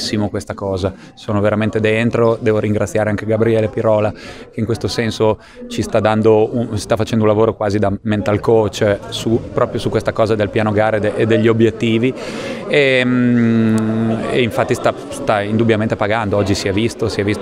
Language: Italian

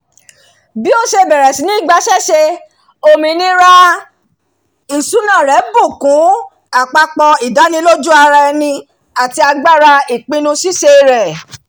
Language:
Yoruba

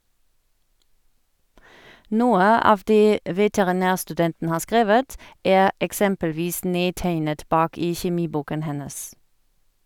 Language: Norwegian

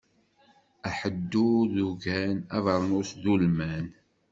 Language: Kabyle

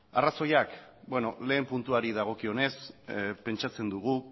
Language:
Basque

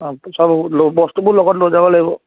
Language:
Assamese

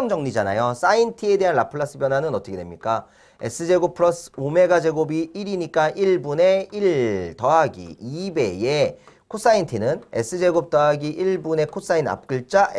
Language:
Korean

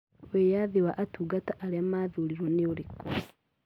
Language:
Kikuyu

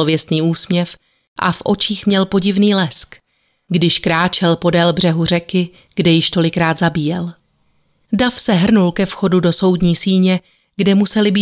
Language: Czech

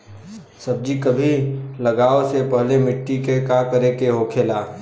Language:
Bhojpuri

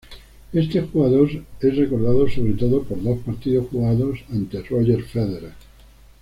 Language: Spanish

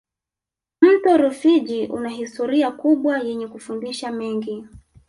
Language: Swahili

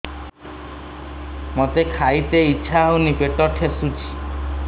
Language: Odia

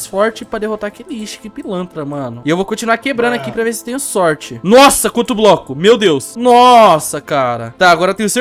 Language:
Portuguese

